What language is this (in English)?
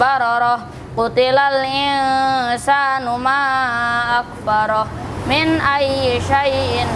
Indonesian